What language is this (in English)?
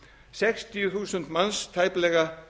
Icelandic